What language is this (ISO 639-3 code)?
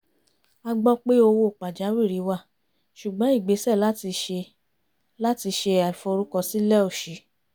yor